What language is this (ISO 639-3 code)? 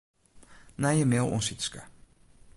fry